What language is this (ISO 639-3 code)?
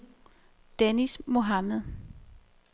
dan